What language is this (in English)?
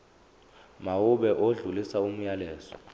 Zulu